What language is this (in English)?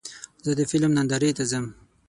Pashto